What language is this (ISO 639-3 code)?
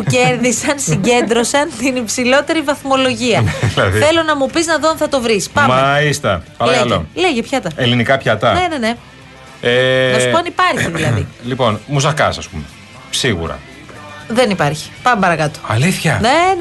ell